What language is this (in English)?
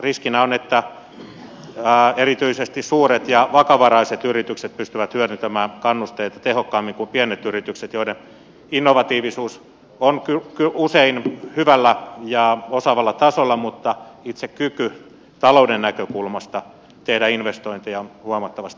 Finnish